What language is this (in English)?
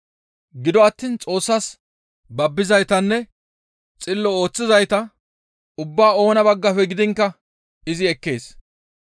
Gamo